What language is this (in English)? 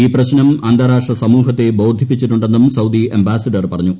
Malayalam